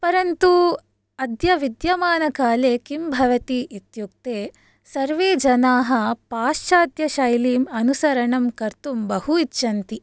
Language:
Sanskrit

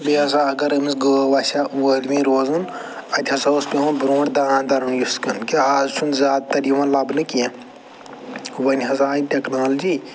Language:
Kashmiri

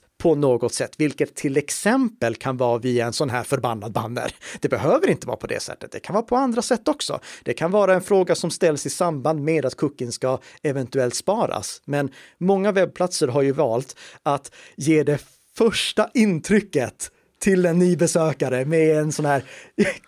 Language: Swedish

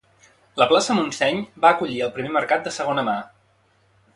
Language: Catalan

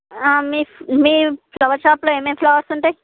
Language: Telugu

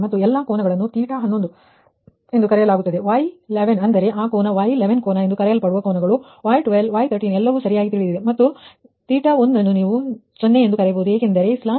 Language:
Kannada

